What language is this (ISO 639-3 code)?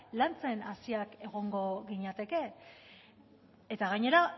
eus